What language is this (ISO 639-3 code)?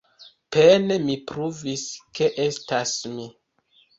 epo